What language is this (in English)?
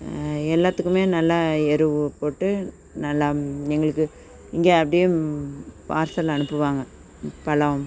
Tamil